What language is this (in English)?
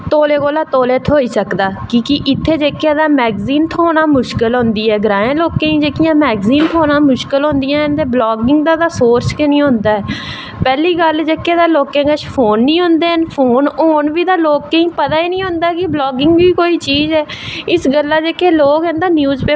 Dogri